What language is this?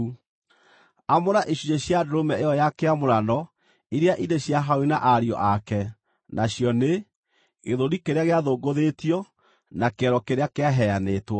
Kikuyu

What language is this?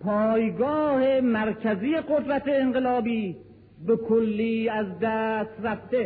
Persian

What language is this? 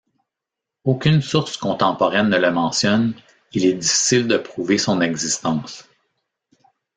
French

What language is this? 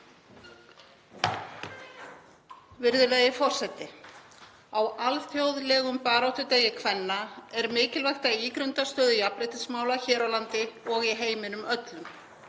Icelandic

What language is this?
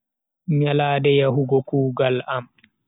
Bagirmi Fulfulde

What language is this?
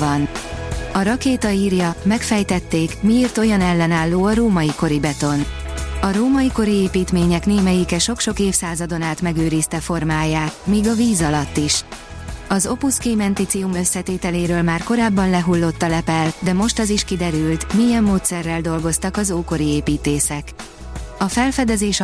Hungarian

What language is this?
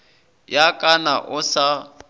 Northern Sotho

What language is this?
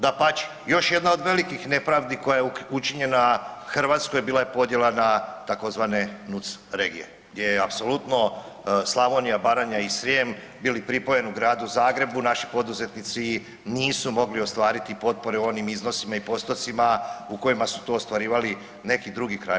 Croatian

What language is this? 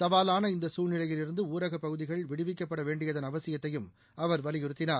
Tamil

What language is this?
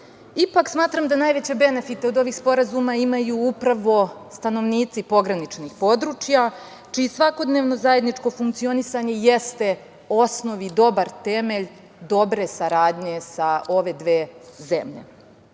Serbian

